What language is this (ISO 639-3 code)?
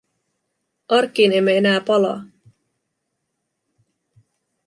fin